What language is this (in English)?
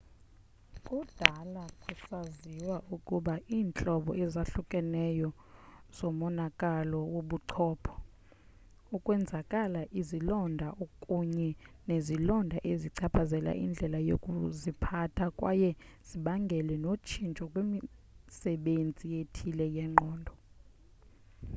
Xhosa